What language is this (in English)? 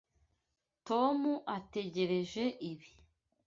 Kinyarwanda